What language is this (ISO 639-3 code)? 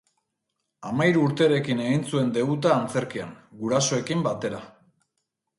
eus